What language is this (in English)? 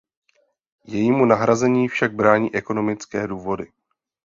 Czech